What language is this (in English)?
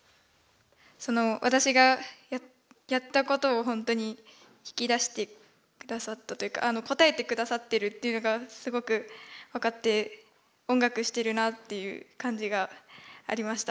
Japanese